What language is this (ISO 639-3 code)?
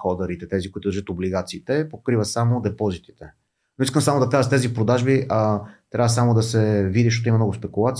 bul